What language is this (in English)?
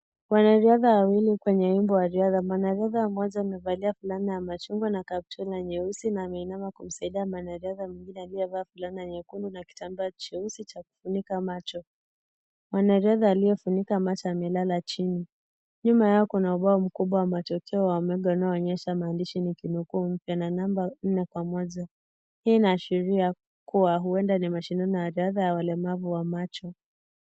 Swahili